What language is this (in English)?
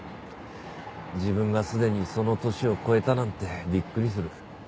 Japanese